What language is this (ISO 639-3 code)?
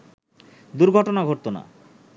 ben